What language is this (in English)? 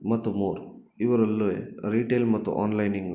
Kannada